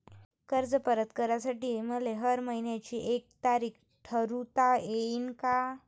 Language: Marathi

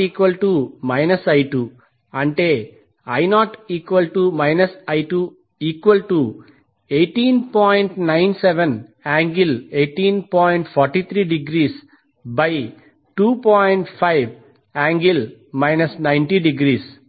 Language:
Telugu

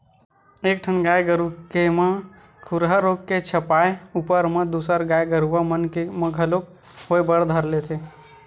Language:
Chhattisgarhi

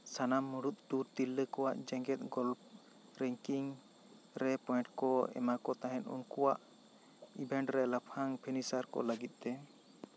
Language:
Santali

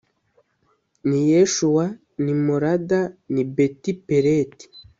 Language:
Kinyarwanda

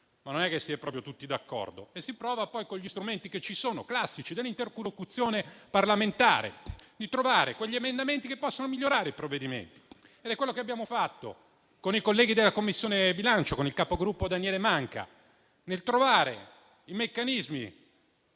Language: Italian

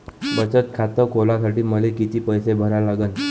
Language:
Marathi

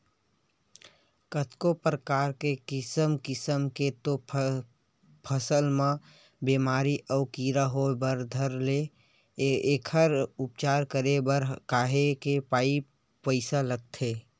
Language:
Chhattisgarhi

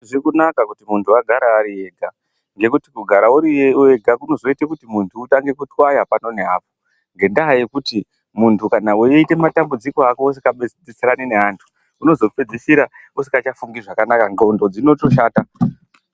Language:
Ndau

